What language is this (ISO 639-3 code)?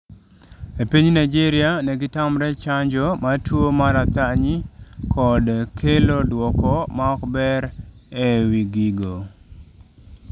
luo